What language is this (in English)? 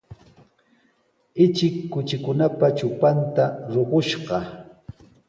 Sihuas Ancash Quechua